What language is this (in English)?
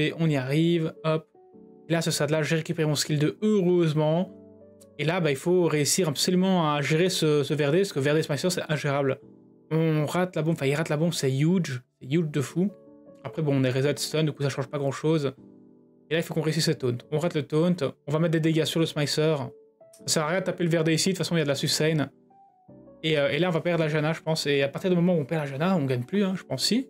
French